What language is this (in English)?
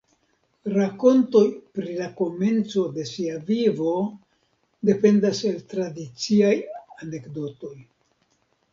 Esperanto